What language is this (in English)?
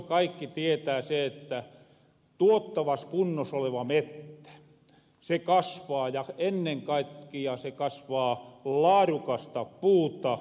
Finnish